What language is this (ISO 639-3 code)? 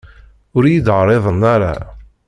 kab